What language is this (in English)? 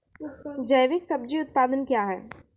Maithili